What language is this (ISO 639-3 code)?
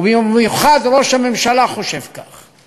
heb